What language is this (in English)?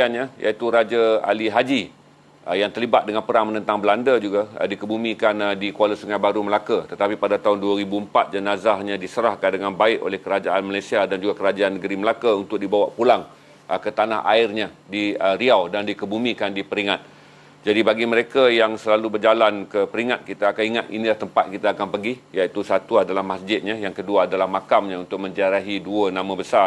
Malay